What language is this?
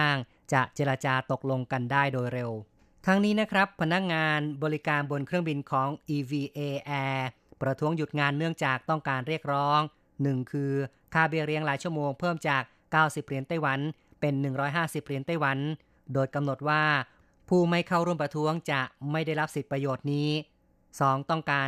Thai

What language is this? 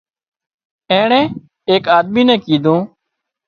Wadiyara Koli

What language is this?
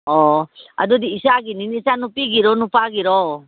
Manipuri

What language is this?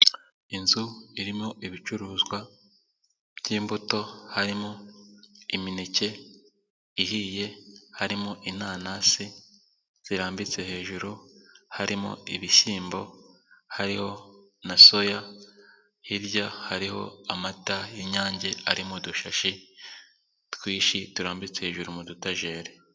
Kinyarwanda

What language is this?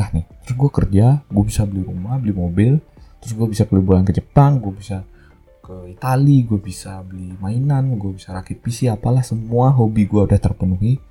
Indonesian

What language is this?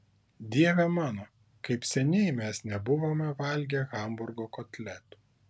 Lithuanian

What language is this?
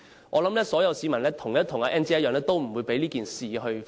Cantonese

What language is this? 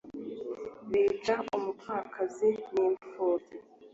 Kinyarwanda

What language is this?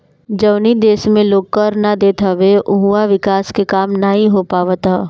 Bhojpuri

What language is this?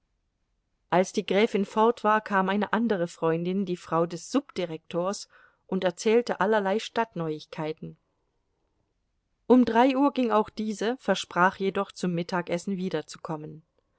German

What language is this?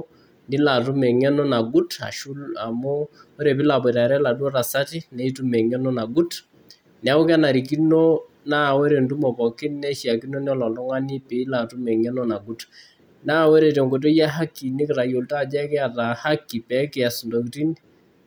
Masai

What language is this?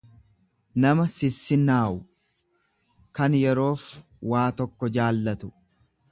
Oromo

